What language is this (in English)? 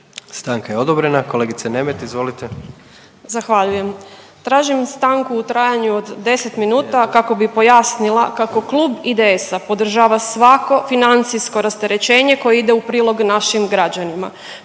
Croatian